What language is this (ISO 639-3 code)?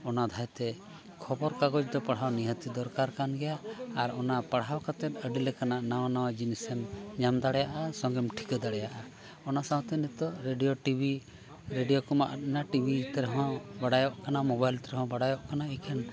sat